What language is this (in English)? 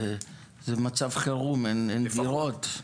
Hebrew